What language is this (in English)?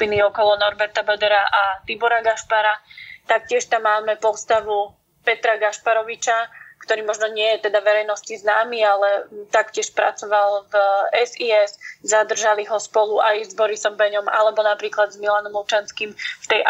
Slovak